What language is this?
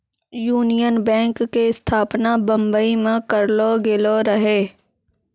Maithili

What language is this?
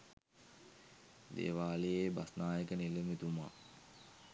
Sinhala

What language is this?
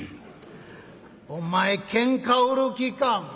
Japanese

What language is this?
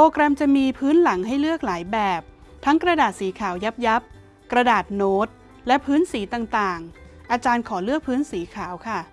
Thai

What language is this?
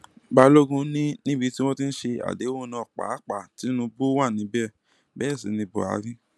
Yoruba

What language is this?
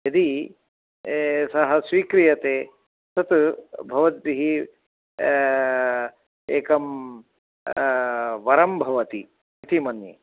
Sanskrit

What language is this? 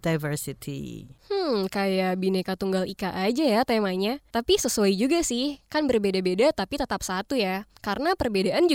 Indonesian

